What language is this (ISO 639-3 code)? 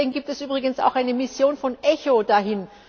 deu